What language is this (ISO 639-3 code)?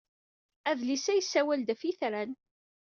kab